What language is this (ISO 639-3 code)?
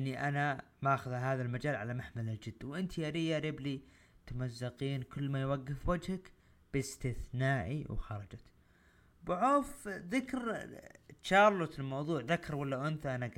ara